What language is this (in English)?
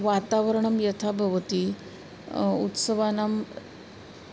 Sanskrit